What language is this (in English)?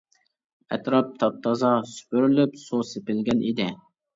Uyghur